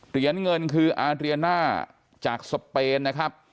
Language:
Thai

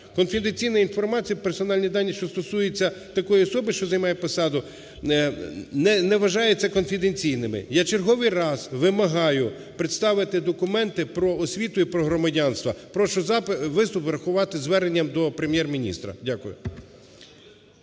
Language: Ukrainian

